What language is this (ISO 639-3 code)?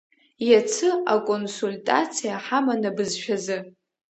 abk